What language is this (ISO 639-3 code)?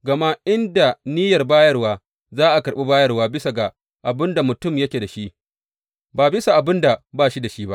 hau